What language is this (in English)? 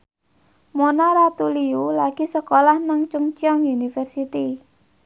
Javanese